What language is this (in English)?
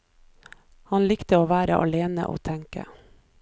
Norwegian